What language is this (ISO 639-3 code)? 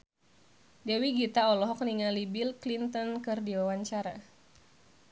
sun